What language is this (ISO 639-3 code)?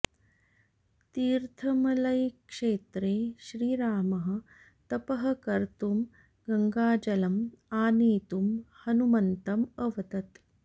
san